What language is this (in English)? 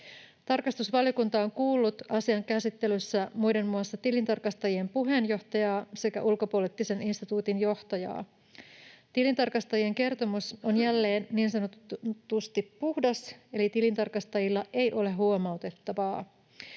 Finnish